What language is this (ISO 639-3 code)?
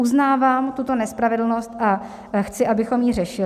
ces